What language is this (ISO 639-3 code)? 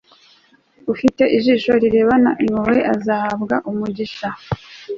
kin